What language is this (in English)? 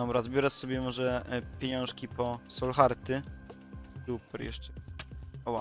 Polish